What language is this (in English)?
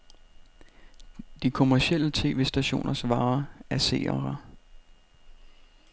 Danish